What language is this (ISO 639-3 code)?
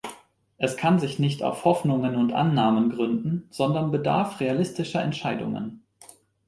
deu